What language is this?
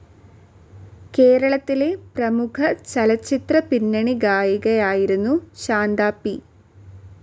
Malayalam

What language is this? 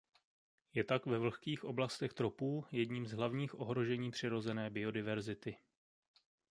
Czech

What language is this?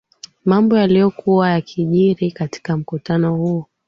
Swahili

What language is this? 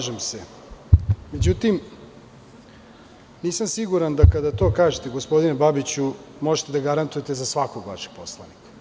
Serbian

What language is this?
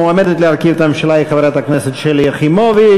Hebrew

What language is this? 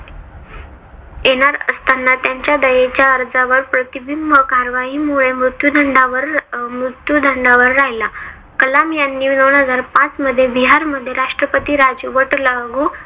Marathi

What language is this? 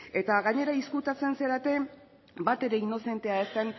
Basque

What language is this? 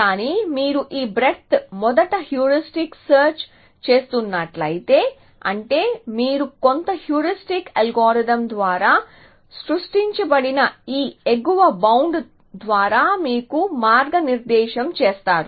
Telugu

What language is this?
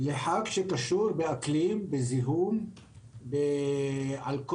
Hebrew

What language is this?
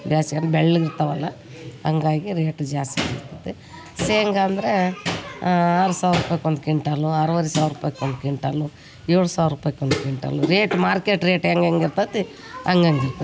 Kannada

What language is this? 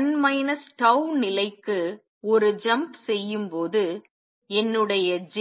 Tamil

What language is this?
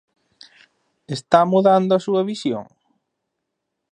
Galician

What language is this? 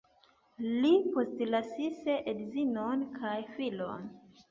Esperanto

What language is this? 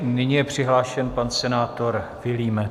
Czech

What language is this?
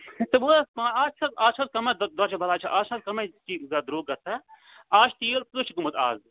Kashmiri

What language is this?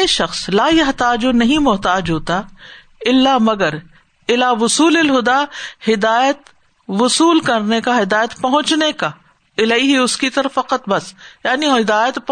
Urdu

